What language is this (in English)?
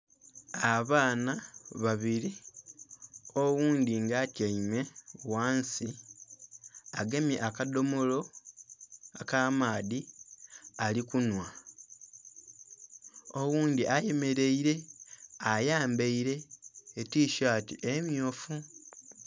Soga